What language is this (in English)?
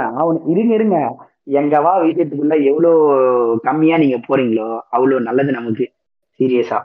Tamil